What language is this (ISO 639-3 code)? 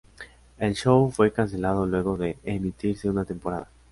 spa